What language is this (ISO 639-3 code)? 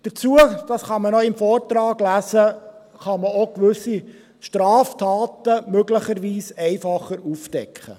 gsw